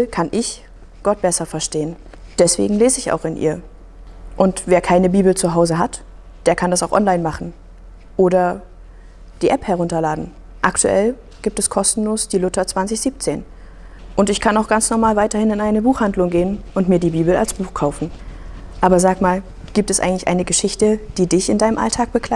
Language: German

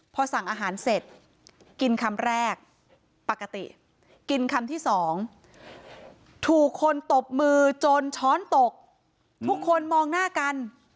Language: Thai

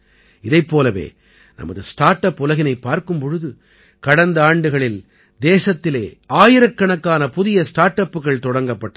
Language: Tamil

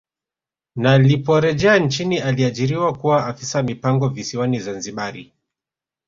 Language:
Swahili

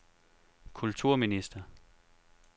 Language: Danish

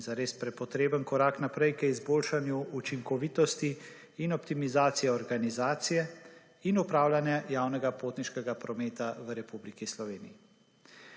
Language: Slovenian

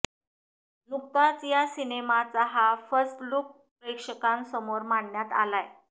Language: Marathi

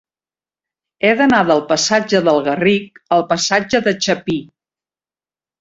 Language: Catalan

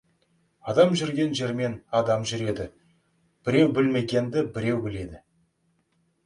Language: Kazakh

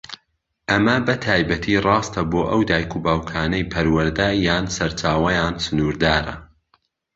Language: Central Kurdish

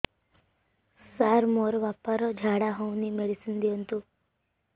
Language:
Odia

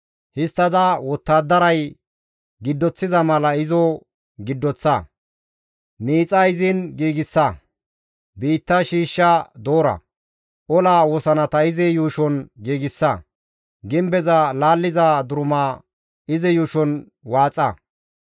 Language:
Gamo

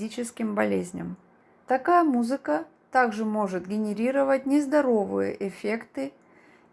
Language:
Russian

